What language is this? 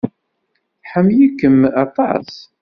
Kabyle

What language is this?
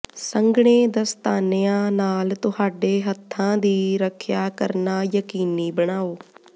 Punjabi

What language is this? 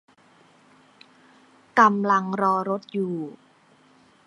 Thai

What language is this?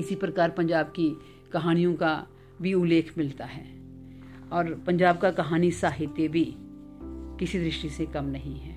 Hindi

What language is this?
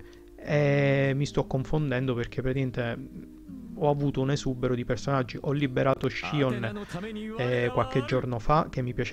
Italian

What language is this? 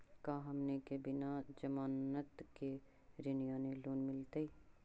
Magahi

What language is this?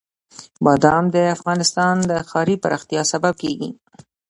Pashto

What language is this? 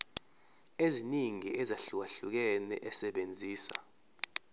Zulu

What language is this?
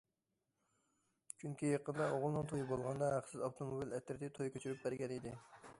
Uyghur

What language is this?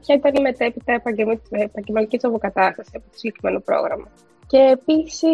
Greek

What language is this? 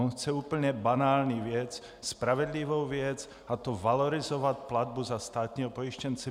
Czech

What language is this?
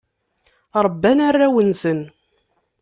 Kabyle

